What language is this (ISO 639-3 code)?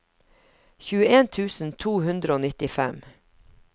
nor